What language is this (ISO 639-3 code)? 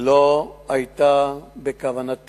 heb